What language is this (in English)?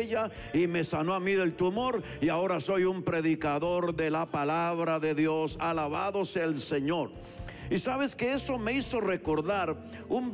Spanish